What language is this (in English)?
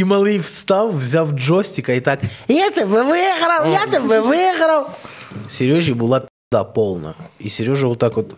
Ukrainian